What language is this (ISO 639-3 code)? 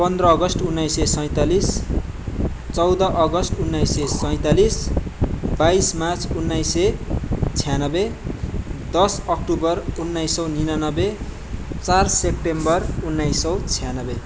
nep